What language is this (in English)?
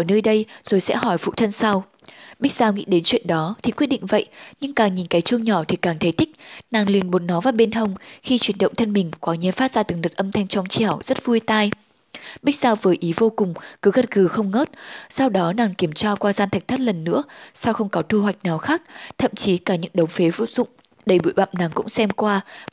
Vietnamese